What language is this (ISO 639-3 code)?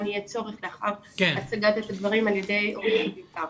heb